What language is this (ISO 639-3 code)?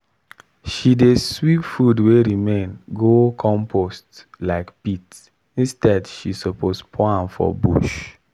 pcm